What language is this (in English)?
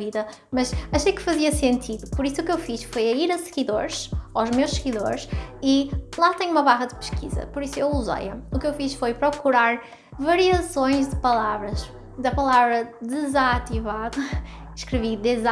Portuguese